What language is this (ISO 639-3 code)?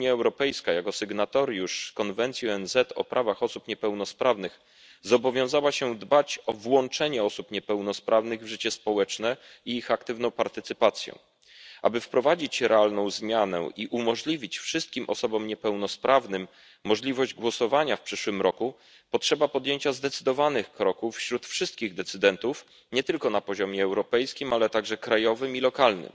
pol